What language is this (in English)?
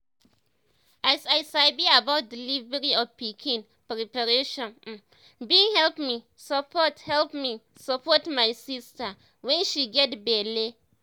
Nigerian Pidgin